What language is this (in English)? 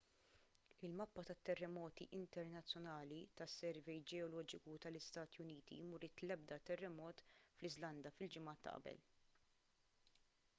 Maltese